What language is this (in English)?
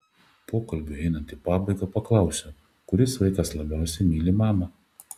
Lithuanian